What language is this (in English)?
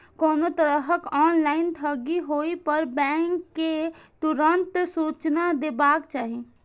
Maithili